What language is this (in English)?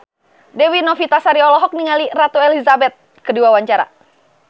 Sundanese